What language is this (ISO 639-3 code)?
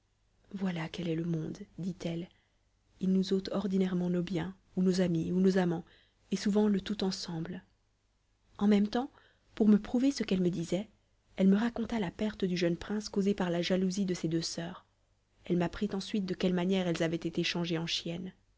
fra